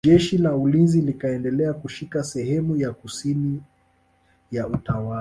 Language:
Swahili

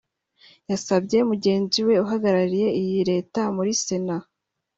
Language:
Kinyarwanda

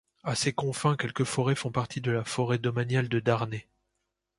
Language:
French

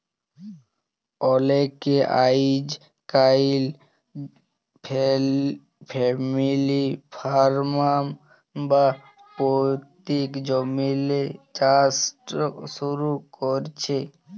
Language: Bangla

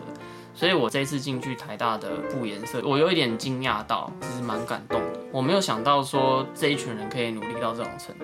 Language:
Chinese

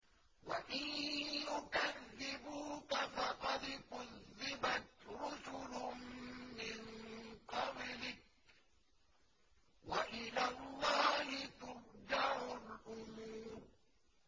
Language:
Arabic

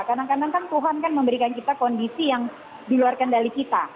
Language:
Indonesian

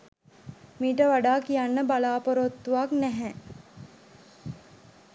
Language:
Sinhala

